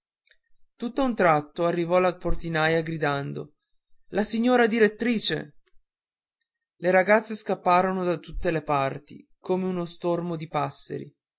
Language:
Italian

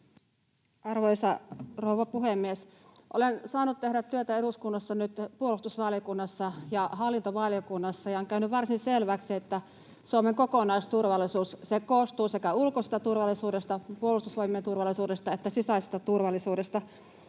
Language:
Finnish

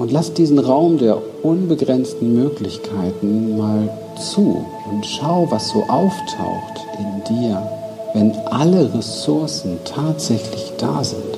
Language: German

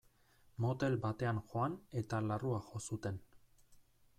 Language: Basque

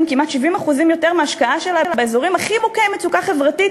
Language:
Hebrew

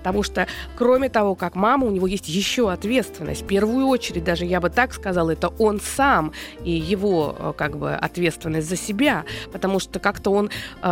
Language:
Russian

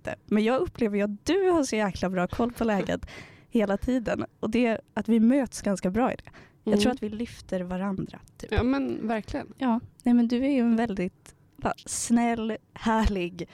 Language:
Swedish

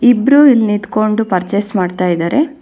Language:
Kannada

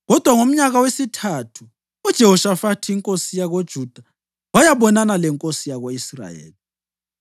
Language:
North Ndebele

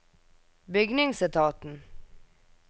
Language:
Norwegian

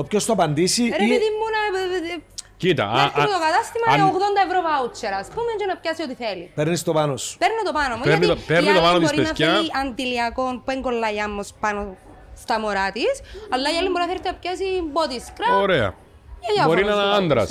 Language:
Greek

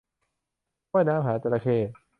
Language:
Thai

